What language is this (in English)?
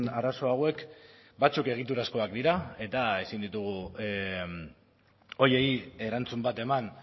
Basque